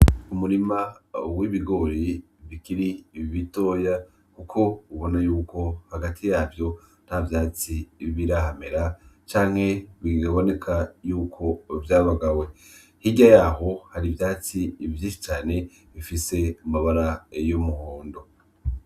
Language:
Rundi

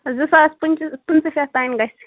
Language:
Kashmiri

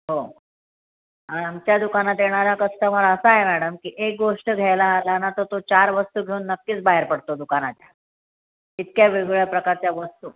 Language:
Marathi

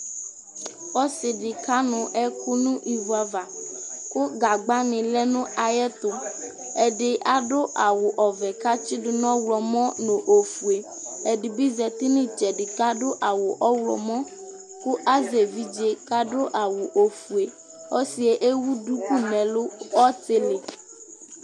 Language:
Ikposo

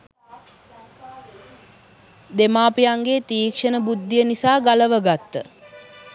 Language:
Sinhala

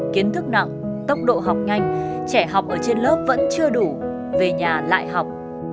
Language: Vietnamese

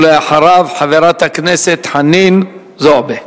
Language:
Hebrew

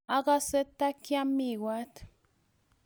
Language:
Kalenjin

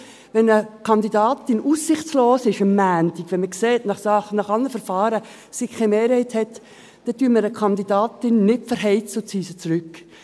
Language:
Swiss German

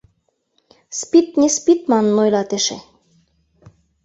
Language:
Mari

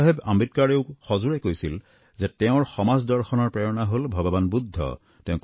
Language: Assamese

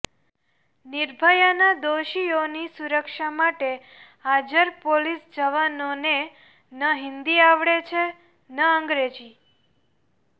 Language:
Gujarati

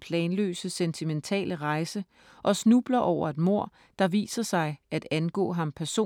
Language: Danish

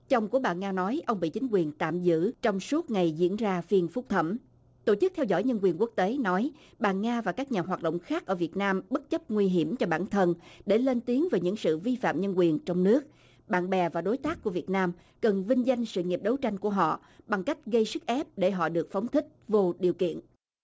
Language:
Vietnamese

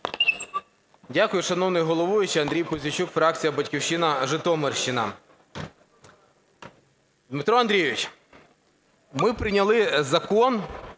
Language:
Ukrainian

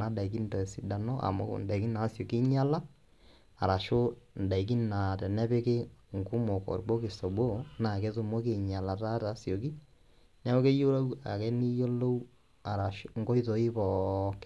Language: Masai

